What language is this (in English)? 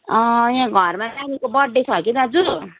Nepali